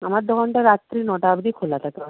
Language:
Bangla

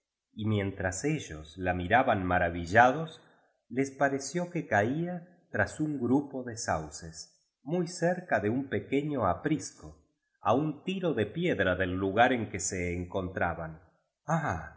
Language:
Spanish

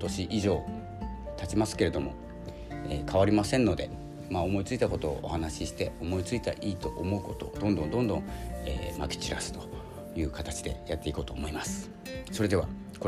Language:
Japanese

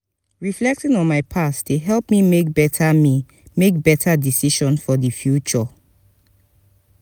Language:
Nigerian Pidgin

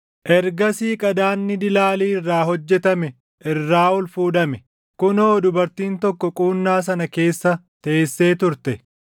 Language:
Oromo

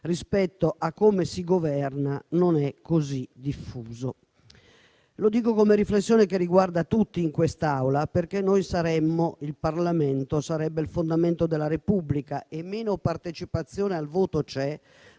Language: Italian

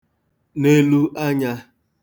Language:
Igbo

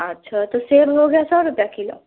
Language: Hindi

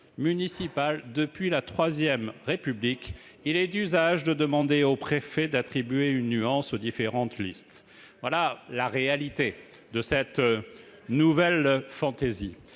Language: French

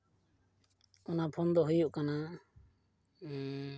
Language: Santali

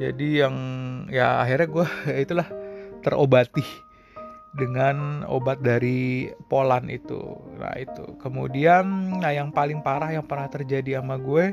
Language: Indonesian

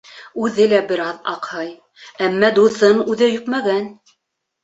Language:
Bashkir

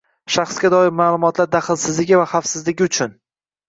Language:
Uzbek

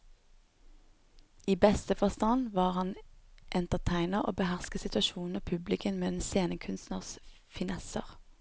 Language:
Norwegian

